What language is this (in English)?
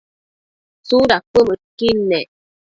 Matsés